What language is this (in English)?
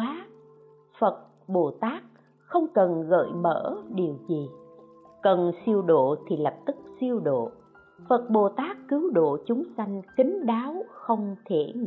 Vietnamese